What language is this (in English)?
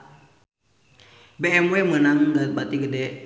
Sundanese